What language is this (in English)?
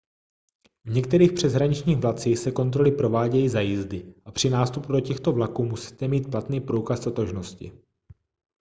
Czech